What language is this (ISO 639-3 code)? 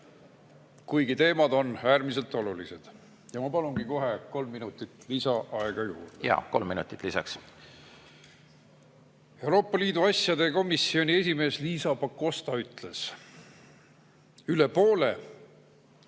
est